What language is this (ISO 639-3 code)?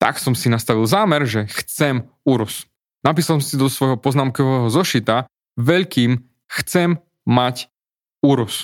slk